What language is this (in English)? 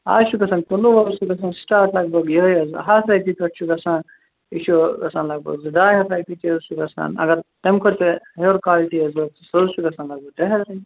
Kashmiri